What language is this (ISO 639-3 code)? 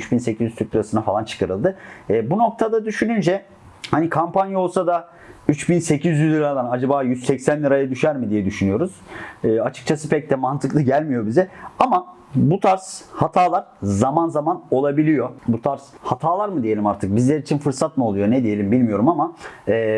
tur